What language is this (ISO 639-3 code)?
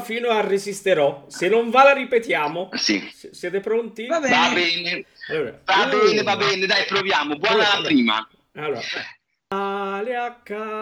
ita